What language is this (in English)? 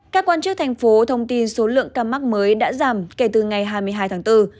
Vietnamese